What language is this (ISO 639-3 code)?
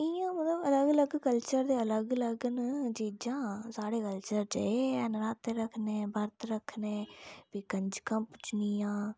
doi